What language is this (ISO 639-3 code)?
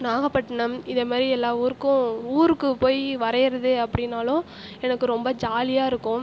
tam